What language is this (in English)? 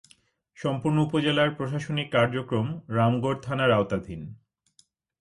Bangla